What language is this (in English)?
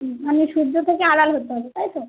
Bangla